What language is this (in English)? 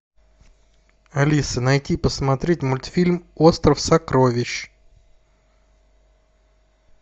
Russian